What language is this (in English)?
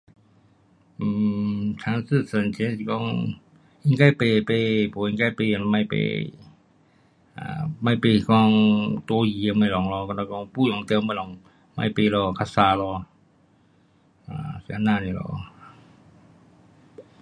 Pu-Xian Chinese